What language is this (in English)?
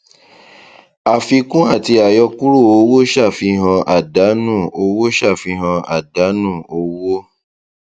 Yoruba